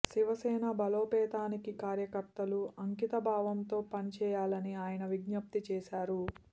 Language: Telugu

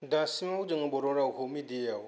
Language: Bodo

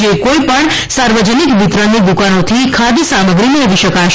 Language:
Gujarati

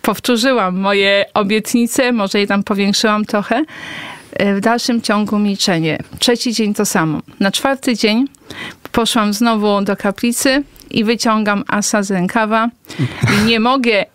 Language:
Polish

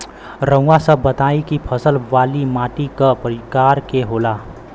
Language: Bhojpuri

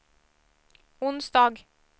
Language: Swedish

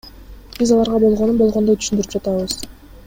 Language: Kyrgyz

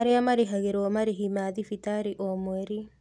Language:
Kikuyu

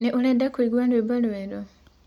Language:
Kikuyu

